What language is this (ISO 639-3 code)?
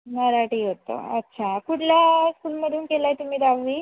mar